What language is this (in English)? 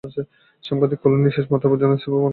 Bangla